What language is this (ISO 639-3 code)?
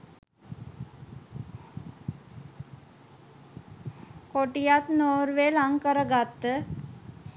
sin